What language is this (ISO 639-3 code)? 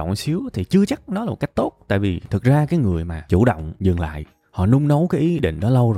vie